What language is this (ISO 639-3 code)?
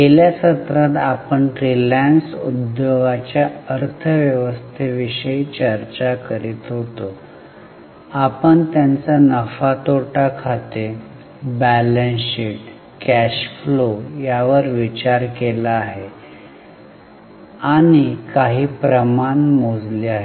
mar